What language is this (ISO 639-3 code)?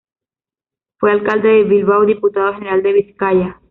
spa